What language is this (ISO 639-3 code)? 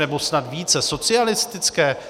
ces